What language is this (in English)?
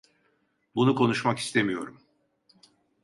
Turkish